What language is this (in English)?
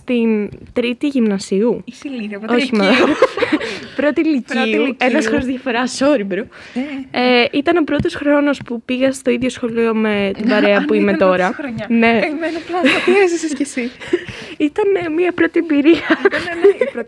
Greek